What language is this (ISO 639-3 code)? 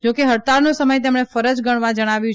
guj